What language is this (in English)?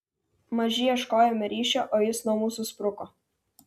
Lithuanian